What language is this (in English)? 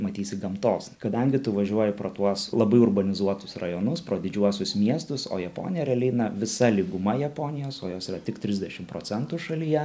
Lithuanian